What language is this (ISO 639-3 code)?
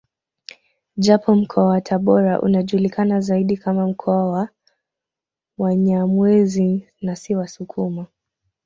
swa